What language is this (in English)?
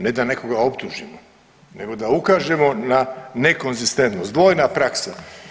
Croatian